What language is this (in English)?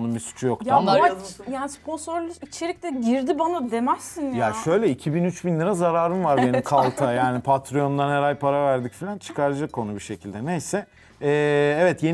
Turkish